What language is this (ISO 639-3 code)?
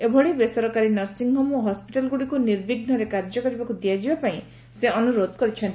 ori